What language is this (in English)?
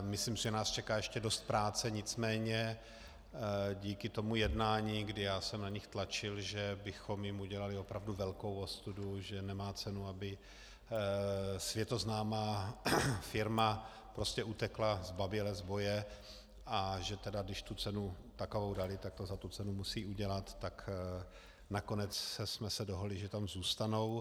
Czech